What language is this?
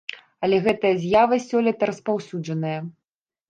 Belarusian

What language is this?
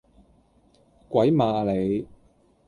Cantonese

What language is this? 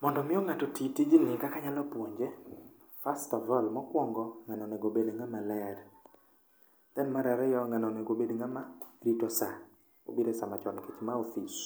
Luo (Kenya and Tanzania)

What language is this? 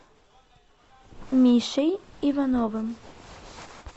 Russian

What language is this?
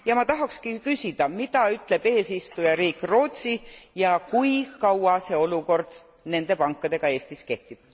Estonian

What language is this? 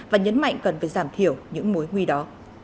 Vietnamese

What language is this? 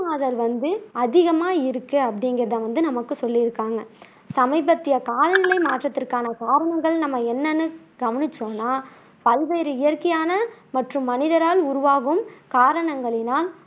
Tamil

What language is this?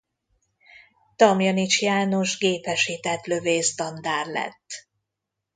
Hungarian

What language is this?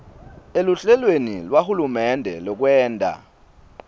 Swati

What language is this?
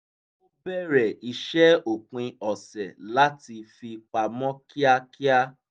Yoruba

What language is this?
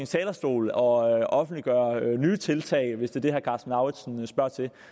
Danish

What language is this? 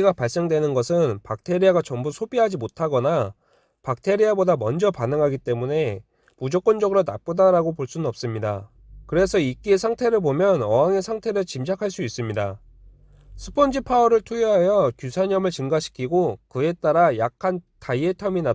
Korean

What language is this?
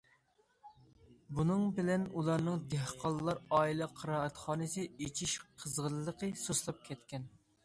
Uyghur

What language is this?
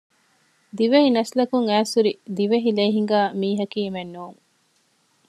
Divehi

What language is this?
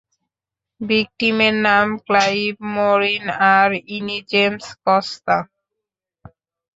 Bangla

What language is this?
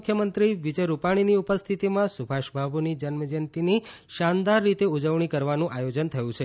Gujarati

